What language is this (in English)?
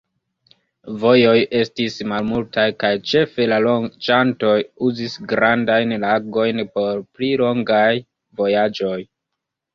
Esperanto